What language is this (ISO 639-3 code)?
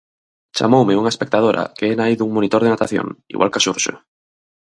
glg